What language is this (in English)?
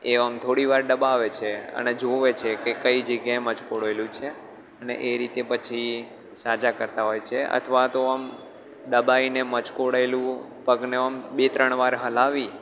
Gujarati